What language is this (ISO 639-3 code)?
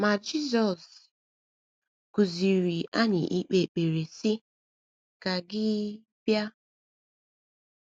ibo